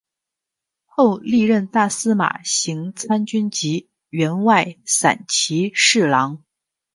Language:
Chinese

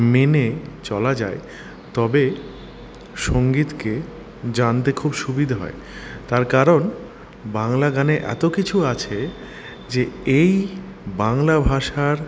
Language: Bangla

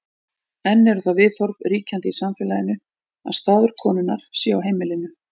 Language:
Icelandic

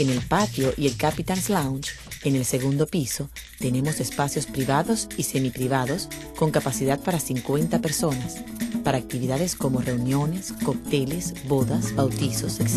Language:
Spanish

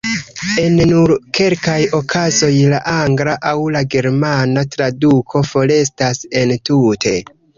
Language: Esperanto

